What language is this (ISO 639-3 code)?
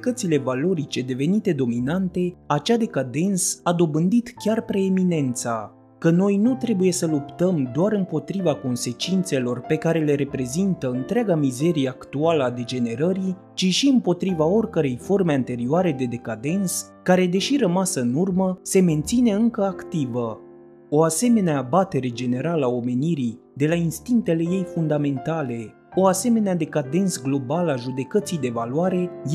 ron